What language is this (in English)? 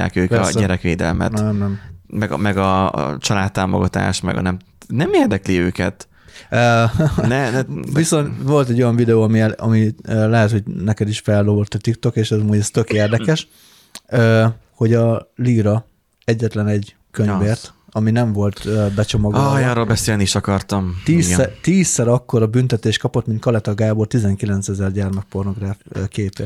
Hungarian